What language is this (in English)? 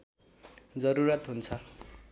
Nepali